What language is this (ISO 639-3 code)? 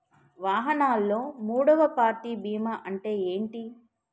tel